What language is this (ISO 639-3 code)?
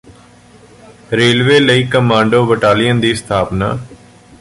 pan